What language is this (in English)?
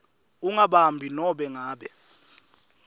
Swati